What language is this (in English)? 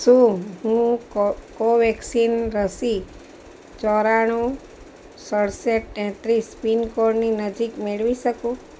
Gujarati